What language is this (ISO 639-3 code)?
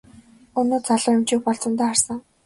mon